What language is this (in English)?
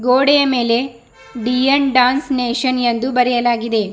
Kannada